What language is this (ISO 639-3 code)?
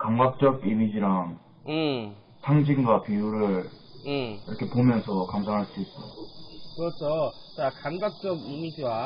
kor